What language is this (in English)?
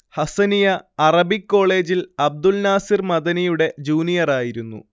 Malayalam